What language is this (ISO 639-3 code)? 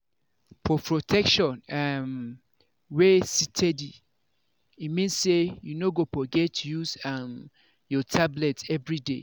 pcm